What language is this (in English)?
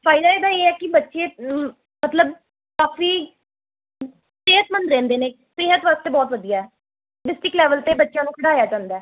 Punjabi